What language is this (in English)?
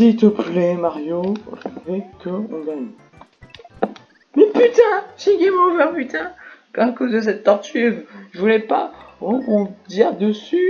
French